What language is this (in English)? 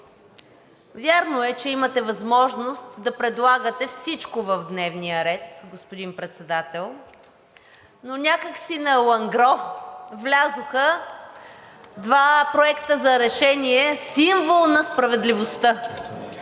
Bulgarian